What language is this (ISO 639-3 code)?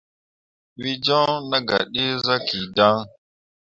mua